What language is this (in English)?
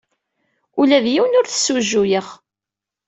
Kabyle